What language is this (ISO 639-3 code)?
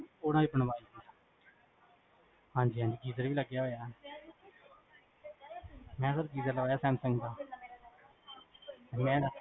pan